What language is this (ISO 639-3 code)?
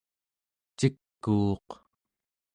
esu